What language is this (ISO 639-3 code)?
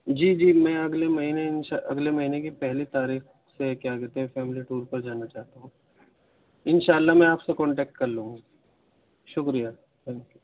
urd